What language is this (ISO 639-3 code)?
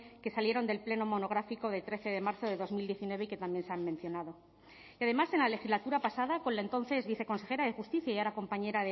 spa